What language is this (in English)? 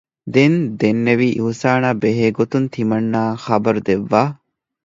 Divehi